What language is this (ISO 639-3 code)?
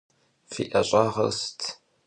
kbd